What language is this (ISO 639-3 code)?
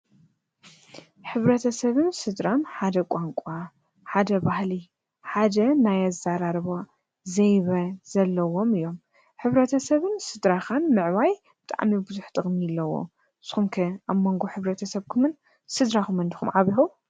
tir